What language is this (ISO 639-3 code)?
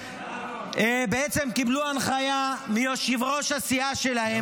heb